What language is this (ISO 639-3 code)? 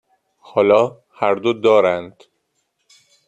fas